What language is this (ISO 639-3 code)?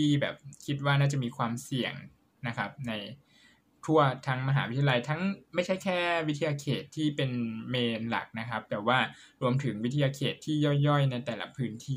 tha